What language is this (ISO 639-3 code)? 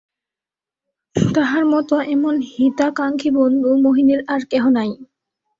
ben